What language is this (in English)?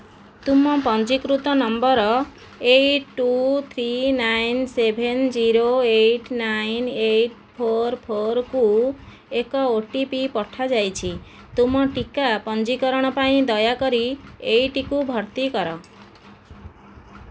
Odia